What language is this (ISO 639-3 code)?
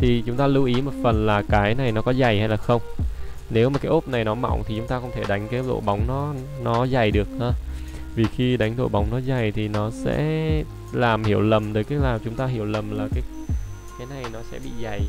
vie